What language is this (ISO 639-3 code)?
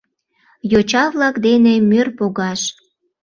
chm